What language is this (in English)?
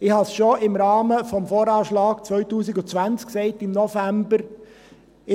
Swiss German